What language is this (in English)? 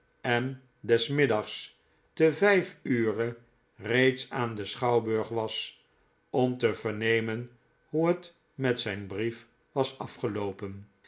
Dutch